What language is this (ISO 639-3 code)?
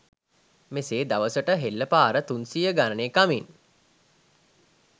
sin